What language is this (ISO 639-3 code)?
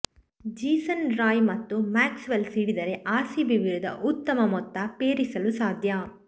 kan